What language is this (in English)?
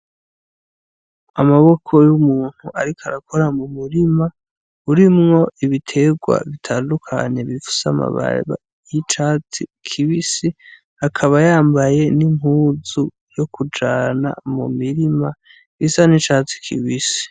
Rundi